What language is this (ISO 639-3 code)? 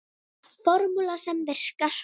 isl